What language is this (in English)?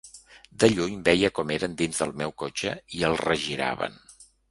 Catalan